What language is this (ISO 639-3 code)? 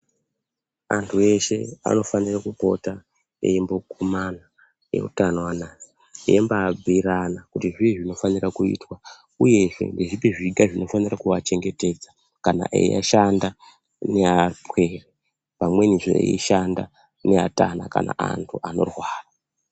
ndc